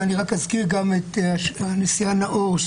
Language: Hebrew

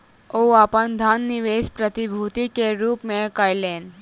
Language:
Maithili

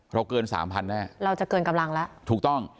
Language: Thai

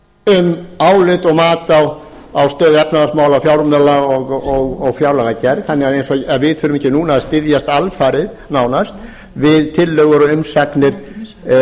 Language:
Icelandic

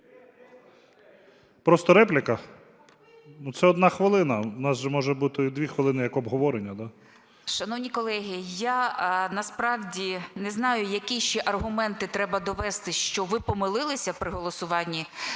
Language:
Ukrainian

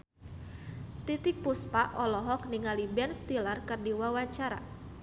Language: Sundanese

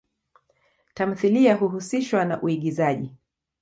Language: Swahili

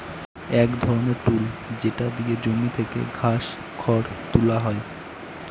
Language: Bangla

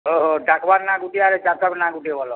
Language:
Odia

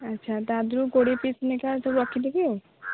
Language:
Odia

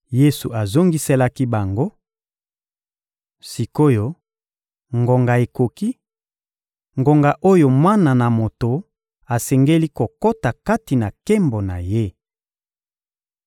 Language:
Lingala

